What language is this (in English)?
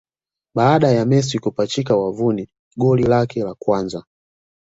Swahili